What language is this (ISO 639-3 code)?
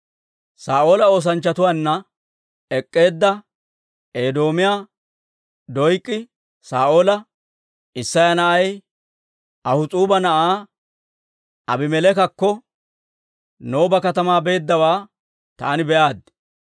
dwr